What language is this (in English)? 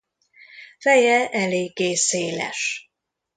Hungarian